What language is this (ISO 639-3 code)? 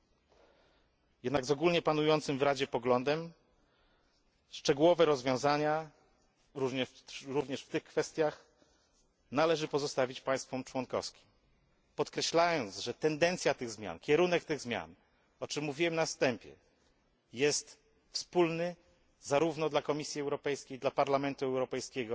pol